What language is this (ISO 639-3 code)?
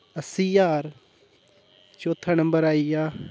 doi